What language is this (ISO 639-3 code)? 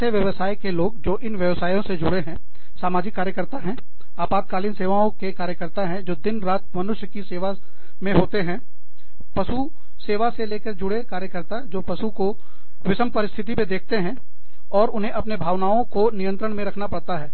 hin